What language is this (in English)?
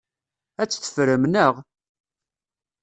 Kabyle